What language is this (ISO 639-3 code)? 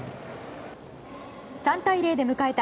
jpn